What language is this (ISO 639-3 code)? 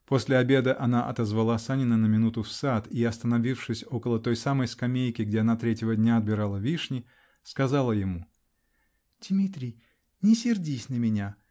rus